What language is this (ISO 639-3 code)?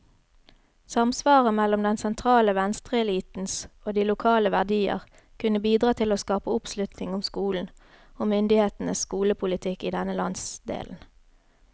nor